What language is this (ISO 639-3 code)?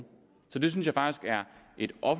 dan